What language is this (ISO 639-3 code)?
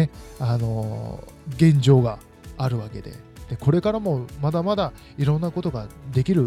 jpn